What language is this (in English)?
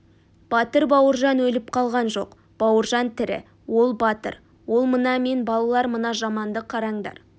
Kazakh